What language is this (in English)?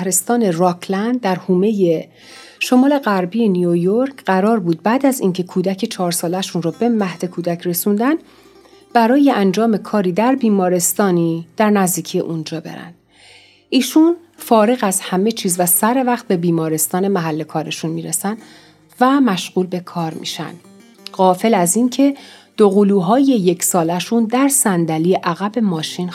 Persian